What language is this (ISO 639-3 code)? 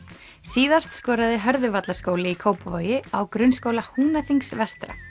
isl